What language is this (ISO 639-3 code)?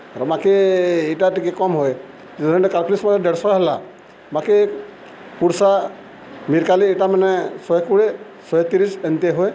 ori